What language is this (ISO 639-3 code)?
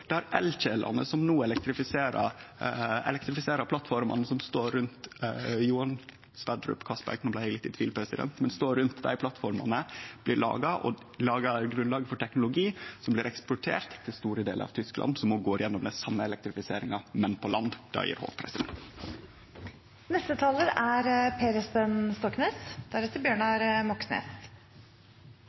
nor